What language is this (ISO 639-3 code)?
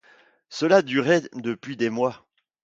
fra